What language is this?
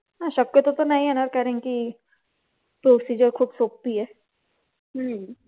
Marathi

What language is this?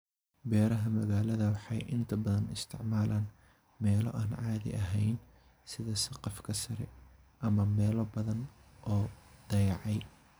Somali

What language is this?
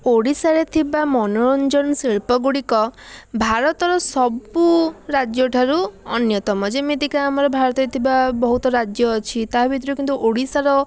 Odia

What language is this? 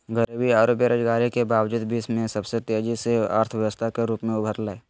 Magahi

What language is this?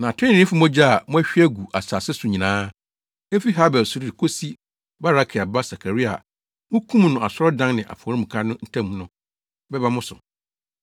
Akan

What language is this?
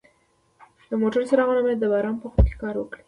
Pashto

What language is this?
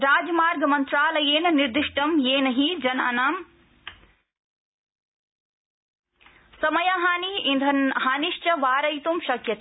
Sanskrit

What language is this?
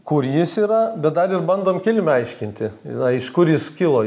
Lithuanian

